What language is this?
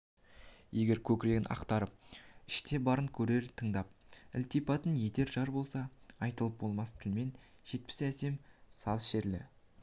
Kazakh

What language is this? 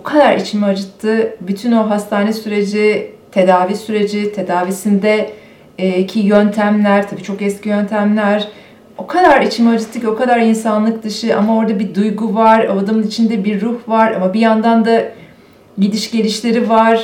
Turkish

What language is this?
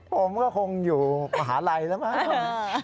Thai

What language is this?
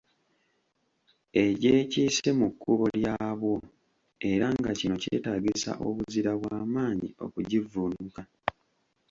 Ganda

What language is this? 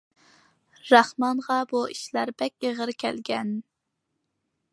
Uyghur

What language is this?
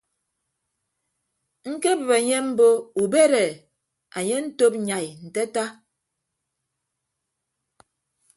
Ibibio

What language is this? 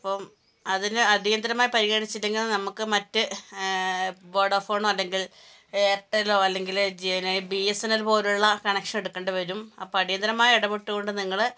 Malayalam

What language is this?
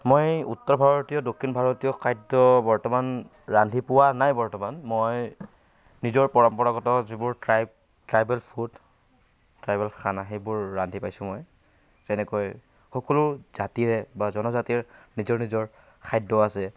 Assamese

